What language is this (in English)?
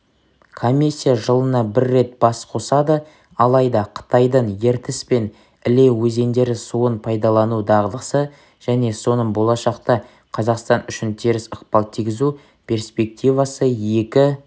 Kazakh